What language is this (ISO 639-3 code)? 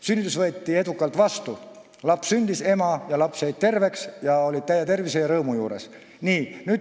est